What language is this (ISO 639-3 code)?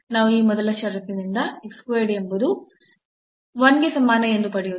kan